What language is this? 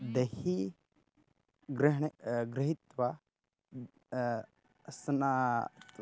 Sanskrit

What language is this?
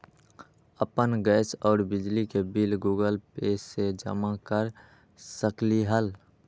Magahi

